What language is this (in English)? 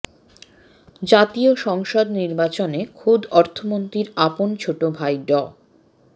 Bangla